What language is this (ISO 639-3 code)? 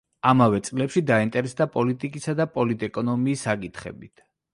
kat